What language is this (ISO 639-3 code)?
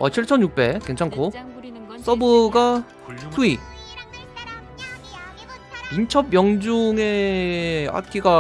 kor